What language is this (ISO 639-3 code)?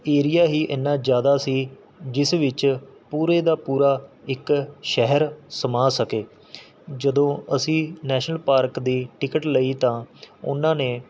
pan